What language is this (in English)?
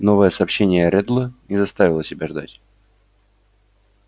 Russian